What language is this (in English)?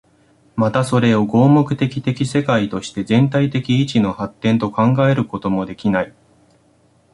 Japanese